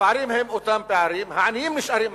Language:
Hebrew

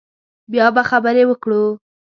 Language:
Pashto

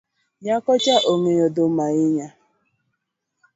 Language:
Luo (Kenya and Tanzania)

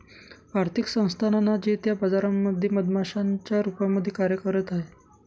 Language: Marathi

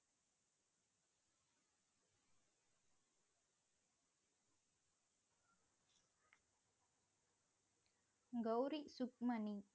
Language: Tamil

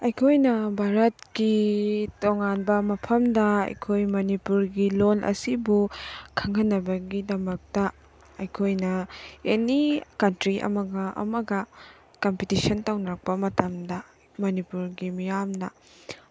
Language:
Manipuri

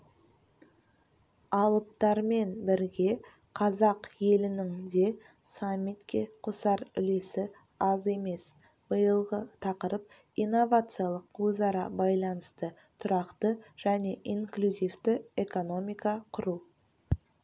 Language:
Kazakh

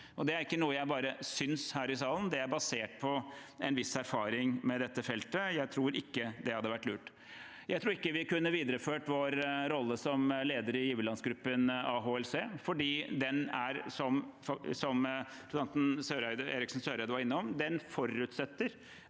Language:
Norwegian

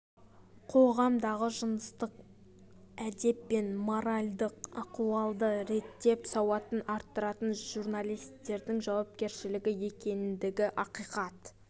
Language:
Kazakh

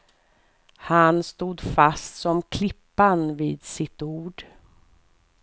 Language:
Swedish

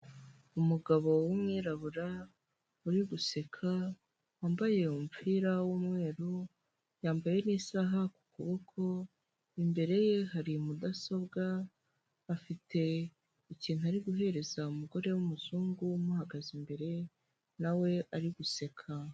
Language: Kinyarwanda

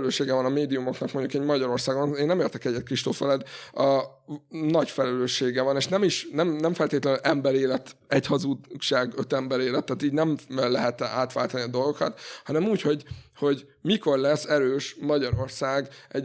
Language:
Hungarian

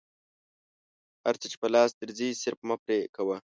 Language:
Pashto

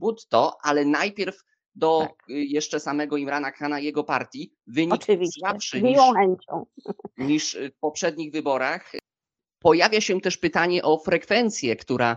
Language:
Polish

